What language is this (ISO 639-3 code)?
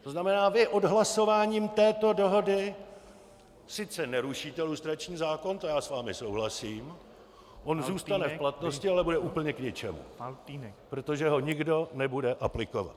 ces